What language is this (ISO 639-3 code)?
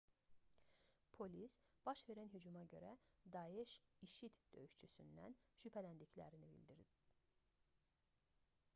aze